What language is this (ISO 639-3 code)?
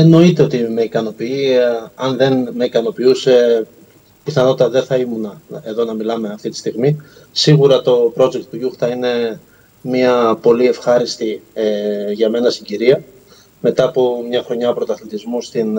ell